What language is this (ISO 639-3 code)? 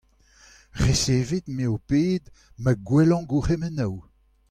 bre